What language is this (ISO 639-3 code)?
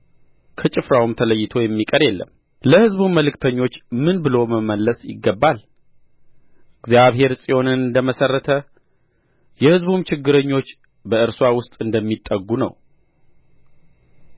amh